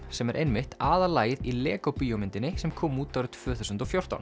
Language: Icelandic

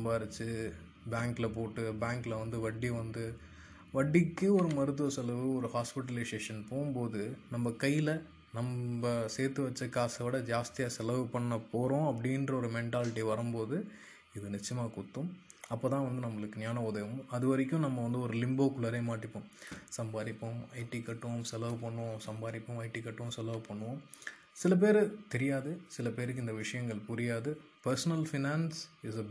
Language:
Tamil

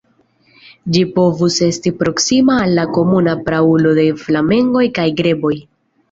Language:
Esperanto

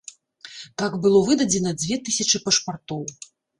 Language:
Belarusian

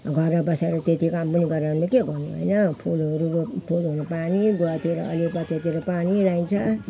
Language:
Nepali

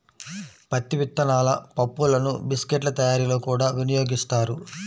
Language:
Telugu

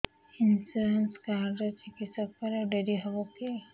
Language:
Odia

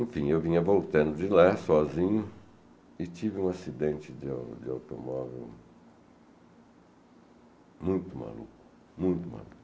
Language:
Portuguese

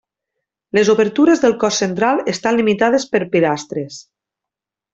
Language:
Catalan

